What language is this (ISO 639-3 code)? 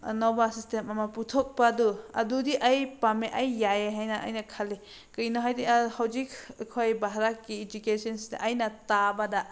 mni